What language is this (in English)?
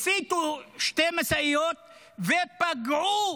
Hebrew